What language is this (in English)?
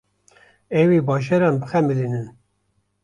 Kurdish